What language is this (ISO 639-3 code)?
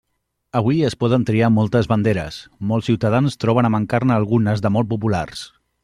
cat